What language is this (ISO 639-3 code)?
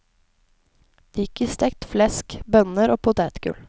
nor